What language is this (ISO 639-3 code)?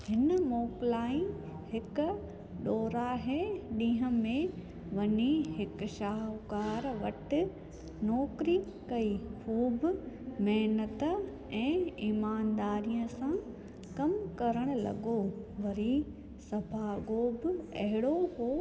snd